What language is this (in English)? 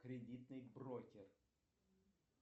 Russian